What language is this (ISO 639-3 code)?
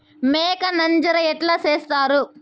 tel